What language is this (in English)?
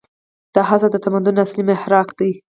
Pashto